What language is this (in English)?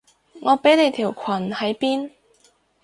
Cantonese